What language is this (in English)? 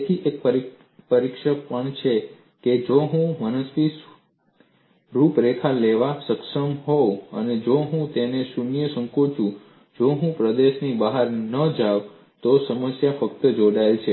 Gujarati